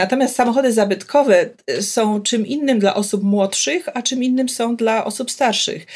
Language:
Polish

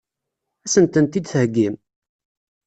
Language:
Kabyle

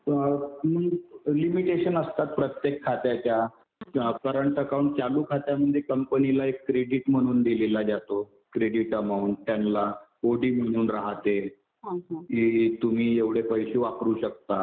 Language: Marathi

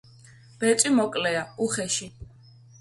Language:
Georgian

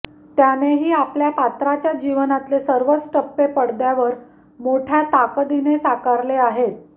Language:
Marathi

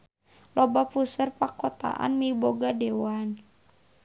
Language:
Sundanese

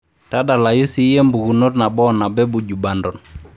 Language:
Masai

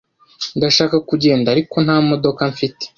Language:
Kinyarwanda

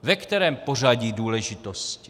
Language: Czech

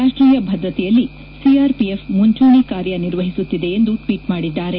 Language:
Kannada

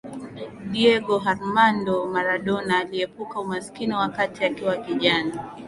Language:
Swahili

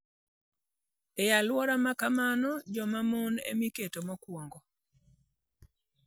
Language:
Luo (Kenya and Tanzania)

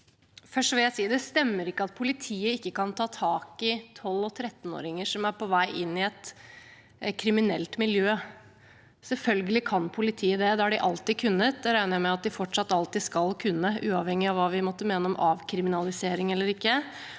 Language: Norwegian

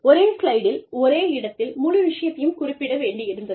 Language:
Tamil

